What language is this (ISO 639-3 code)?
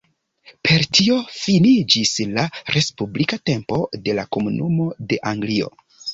epo